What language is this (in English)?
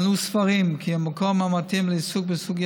Hebrew